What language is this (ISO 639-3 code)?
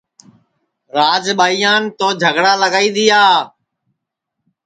ssi